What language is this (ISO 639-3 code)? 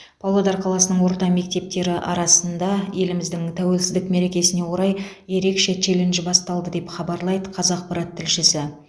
kaz